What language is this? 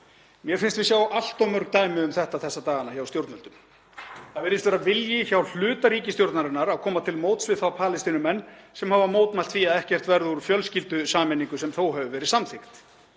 Icelandic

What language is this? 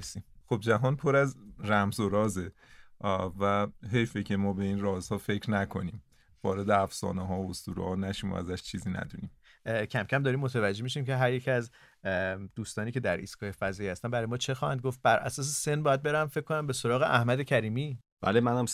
Persian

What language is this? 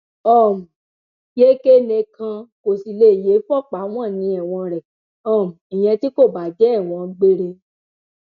Yoruba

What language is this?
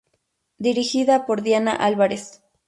Spanish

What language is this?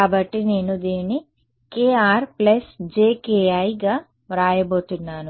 Telugu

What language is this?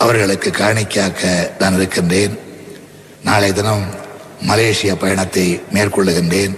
Tamil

